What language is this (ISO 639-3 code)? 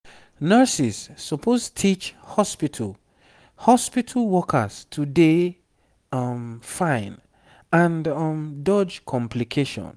pcm